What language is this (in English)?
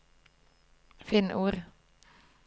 Norwegian